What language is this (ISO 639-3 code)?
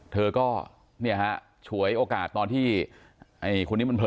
tha